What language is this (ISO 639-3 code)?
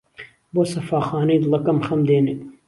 ckb